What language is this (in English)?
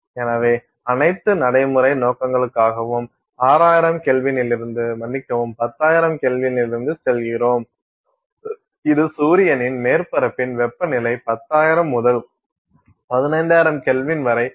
Tamil